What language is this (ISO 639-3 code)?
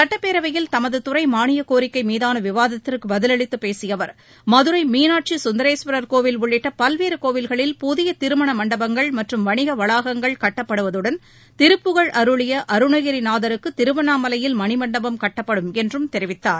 tam